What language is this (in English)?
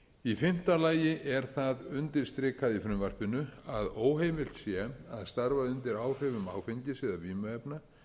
Icelandic